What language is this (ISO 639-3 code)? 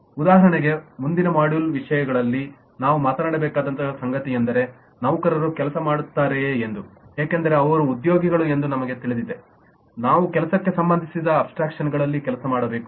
kan